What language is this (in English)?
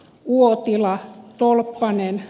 Finnish